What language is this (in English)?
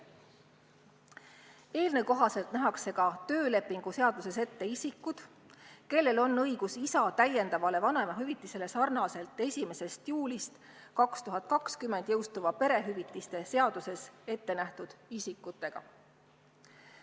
Estonian